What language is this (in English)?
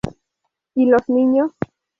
Spanish